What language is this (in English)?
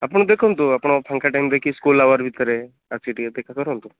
Odia